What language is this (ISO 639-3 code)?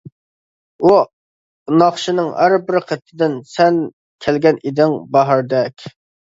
uig